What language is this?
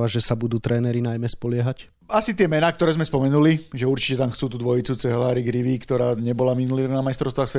Slovak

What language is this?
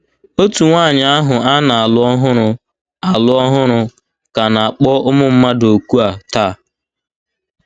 Igbo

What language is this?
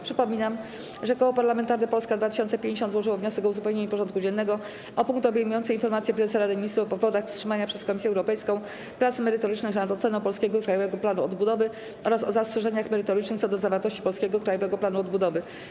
Polish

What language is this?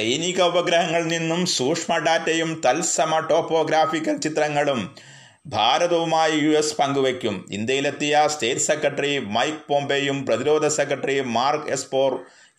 Malayalam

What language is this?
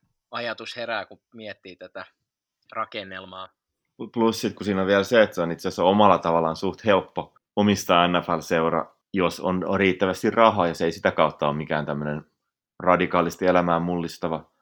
Finnish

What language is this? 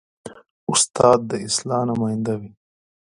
Pashto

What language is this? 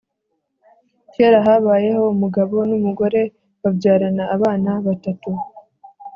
Kinyarwanda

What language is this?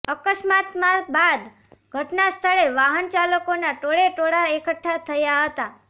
Gujarati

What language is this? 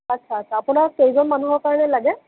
Assamese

